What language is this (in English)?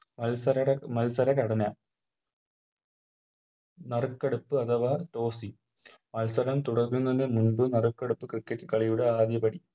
Malayalam